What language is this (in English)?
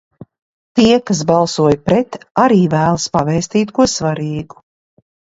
Latvian